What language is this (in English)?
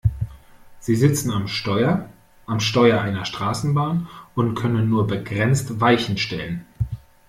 German